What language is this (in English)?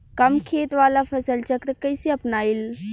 Bhojpuri